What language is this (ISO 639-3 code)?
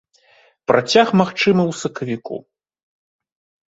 bel